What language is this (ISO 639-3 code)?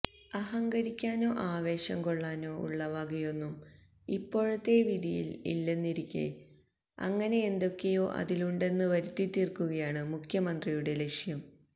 mal